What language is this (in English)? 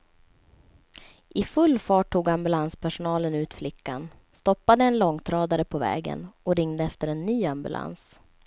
Swedish